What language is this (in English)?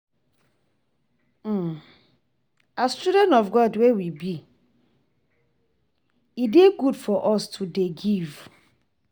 Nigerian Pidgin